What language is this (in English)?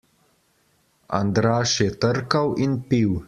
Slovenian